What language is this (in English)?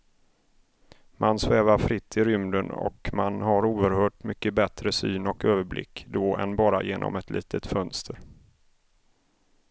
Swedish